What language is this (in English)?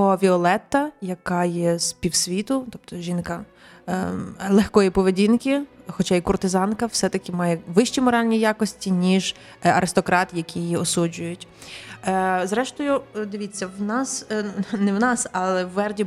Ukrainian